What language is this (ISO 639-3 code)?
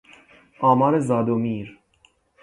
fas